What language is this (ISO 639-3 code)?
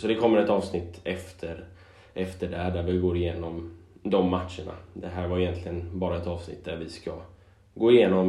swe